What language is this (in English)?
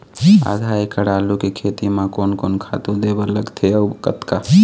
Chhattisgarhi